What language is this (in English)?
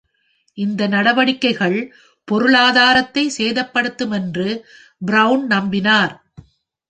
Tamil